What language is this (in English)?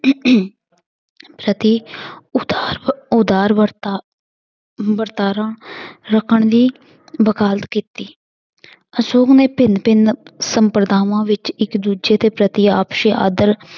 Punjabi